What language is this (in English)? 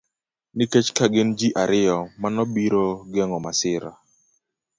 Luo (Kenya and Tanzania)